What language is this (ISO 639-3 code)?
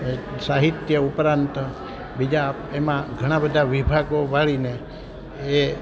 guj